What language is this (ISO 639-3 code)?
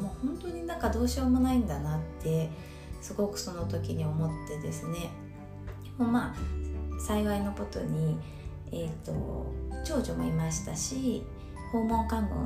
jpn